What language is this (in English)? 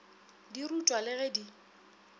Northern Sotho